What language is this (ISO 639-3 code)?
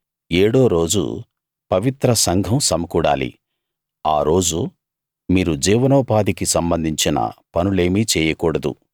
tel